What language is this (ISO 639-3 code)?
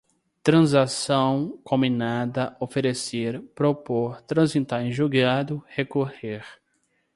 por